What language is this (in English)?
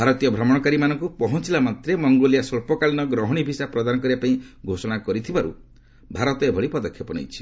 Odia